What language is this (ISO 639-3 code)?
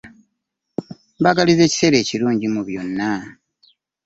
lug